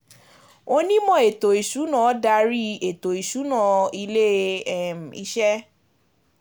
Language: Yoruba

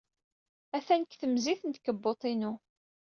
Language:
Kabyle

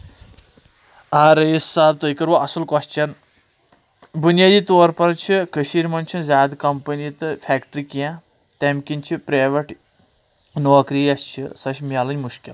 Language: Kashmiri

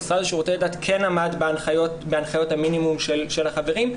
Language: Hebrew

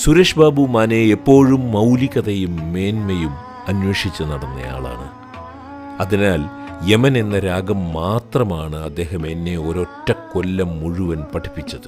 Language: Malayalam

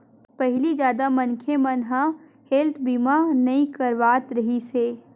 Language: Chhattisgarhi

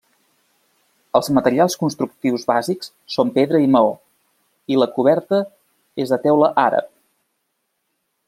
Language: Catalan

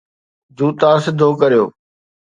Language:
Sindhi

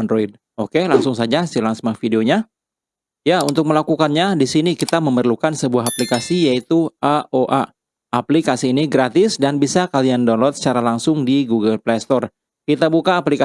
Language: Indonesian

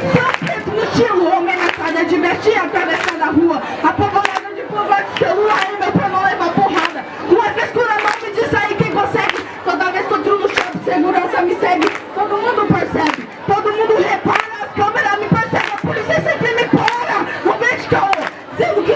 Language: Portuguese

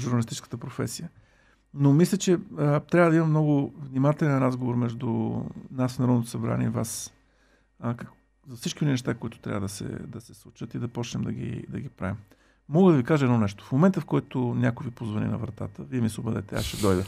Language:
Bulgarian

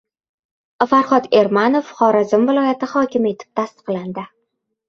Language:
Uzbek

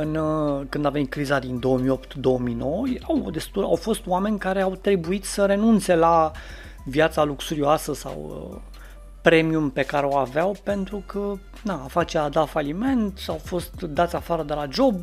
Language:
Romanian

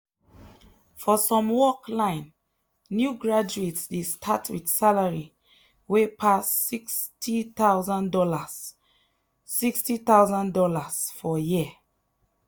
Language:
Nigerian Pidgin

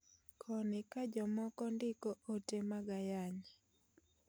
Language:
Luo (Kenya and Tanzania)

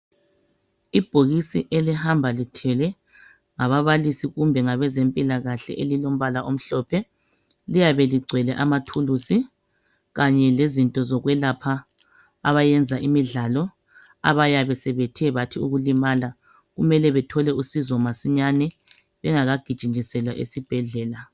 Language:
North Ndebele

